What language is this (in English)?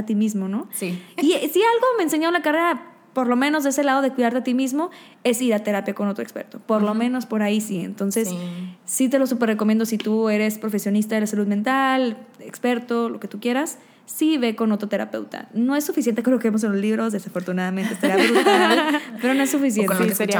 Spanish